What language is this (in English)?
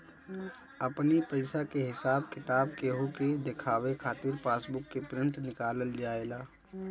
Bhojpuri